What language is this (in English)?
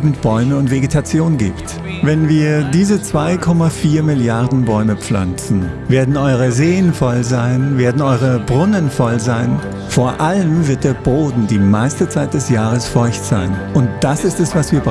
German